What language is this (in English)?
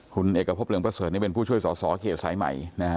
Thai